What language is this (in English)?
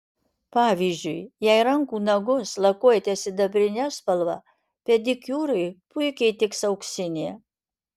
Lithuanian